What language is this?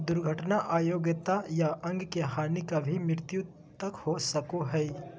Magahi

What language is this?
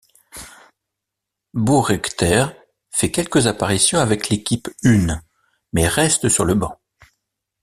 French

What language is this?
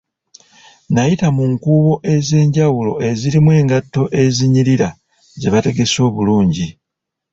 Ganda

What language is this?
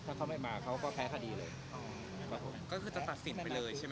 Thai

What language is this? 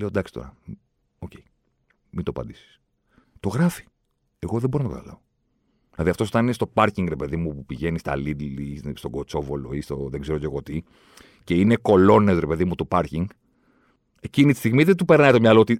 Greek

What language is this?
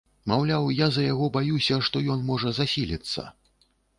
Belarusian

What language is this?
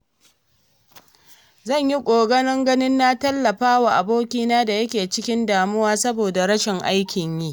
Hausa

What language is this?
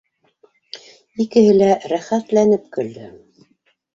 Bashkir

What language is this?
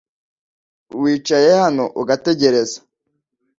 Kinyarwanda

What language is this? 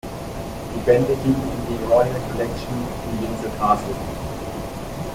German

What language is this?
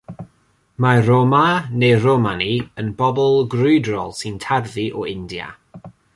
Welsh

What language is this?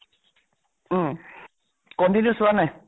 Assamese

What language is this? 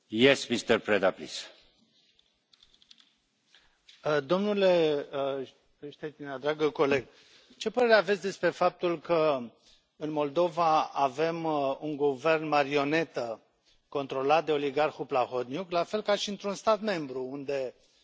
Romanian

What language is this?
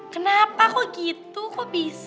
Indonesian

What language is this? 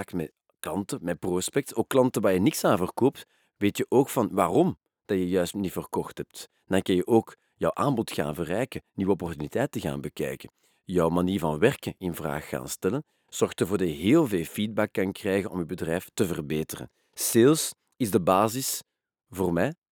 Dutch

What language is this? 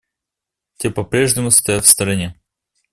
Russian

